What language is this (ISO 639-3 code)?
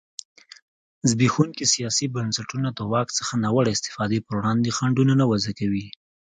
pus